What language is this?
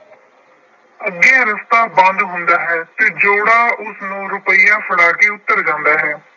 Punjabi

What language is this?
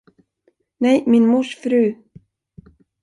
Swedish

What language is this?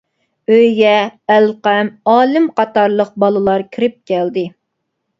Uyghur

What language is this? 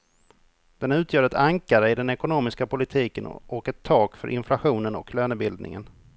Swedish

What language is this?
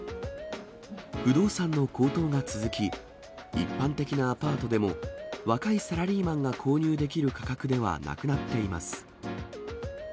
Japanese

